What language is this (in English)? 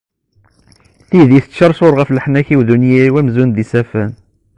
Kabyle